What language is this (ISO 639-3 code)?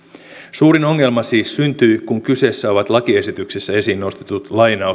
fin